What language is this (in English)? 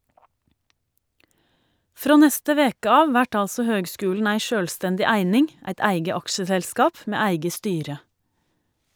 Norwegian